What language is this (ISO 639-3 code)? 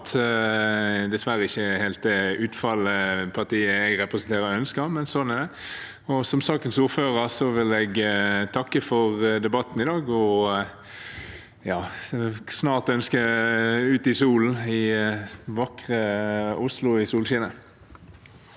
nor